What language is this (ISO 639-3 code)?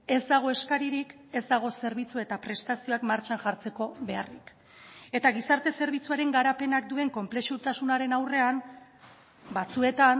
eus